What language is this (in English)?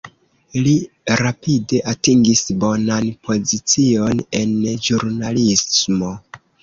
Esperanto